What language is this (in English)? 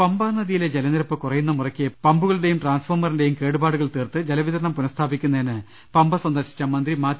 Malayalam